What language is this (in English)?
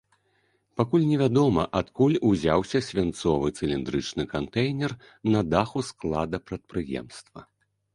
Belarusian